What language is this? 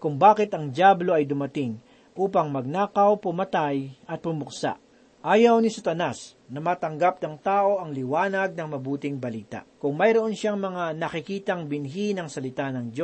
Filipino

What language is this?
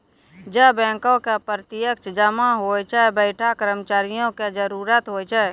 Maithili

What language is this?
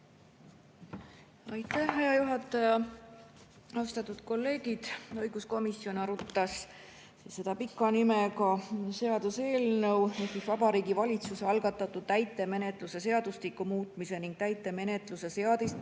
Estonian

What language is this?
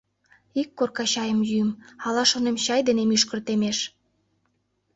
Mari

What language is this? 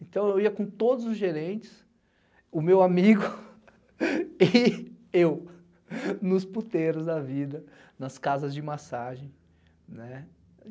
Portuguese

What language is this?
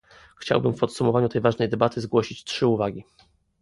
Polish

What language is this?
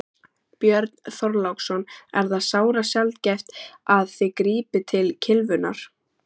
Icelandic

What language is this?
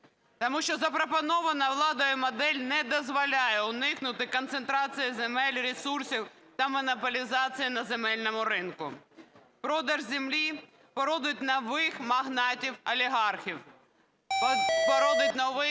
Ukrainian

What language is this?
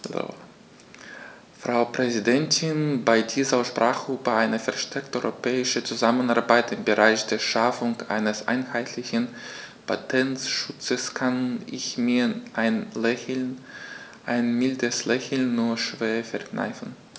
German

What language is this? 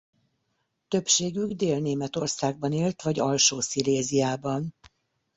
Hungarian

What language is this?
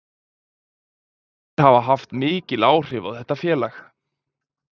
Icelandic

